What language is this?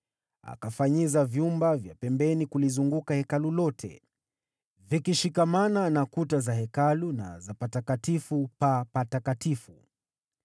Swahili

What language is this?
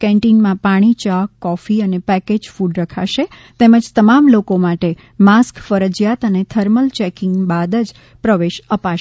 Gujarati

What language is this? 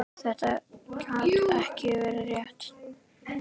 Icelandic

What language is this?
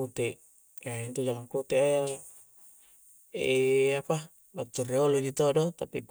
Coastal Konjo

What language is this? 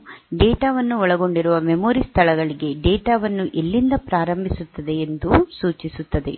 Kannada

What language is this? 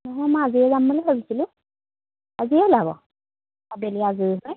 Assamese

